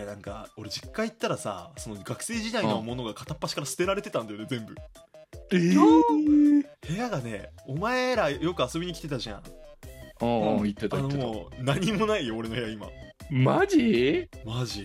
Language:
Japanese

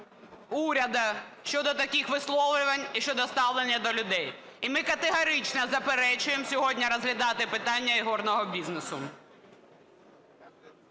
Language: Ukrainian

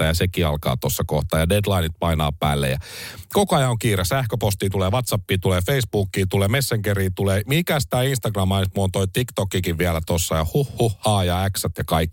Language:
Finnish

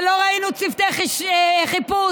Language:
Hebrew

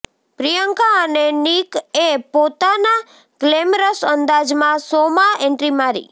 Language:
Gujarati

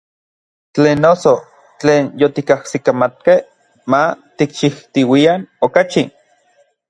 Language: Orizaba Nahuatl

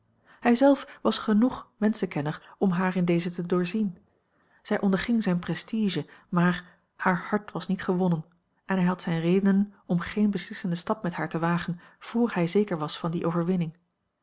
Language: Dutch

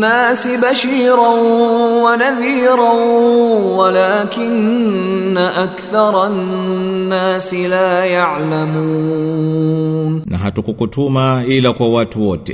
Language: Swahili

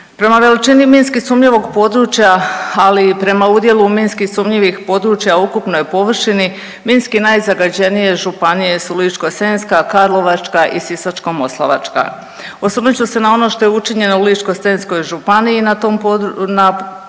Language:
Croatian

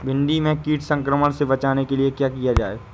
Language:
Hindi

